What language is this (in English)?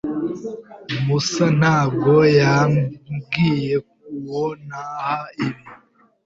Kinyarwanda